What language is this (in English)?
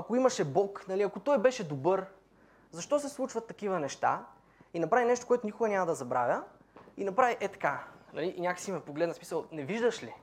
Bulgarian